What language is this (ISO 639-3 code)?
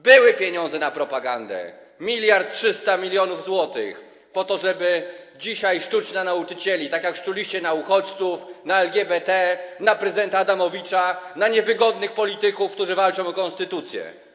pol